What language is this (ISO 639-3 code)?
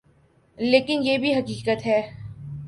urd